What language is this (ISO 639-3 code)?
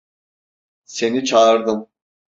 tur